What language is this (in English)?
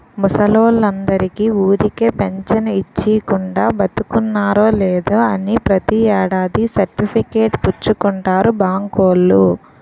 Telugu